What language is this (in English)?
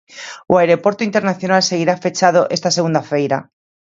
Galician